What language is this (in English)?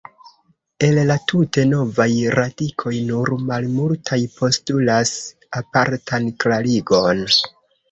Esperanto